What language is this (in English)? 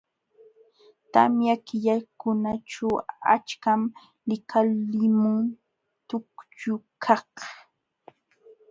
Jauja Wanca Quechua